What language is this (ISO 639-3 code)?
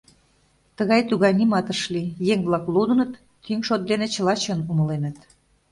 chm